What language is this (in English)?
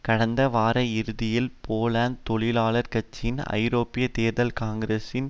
Tamil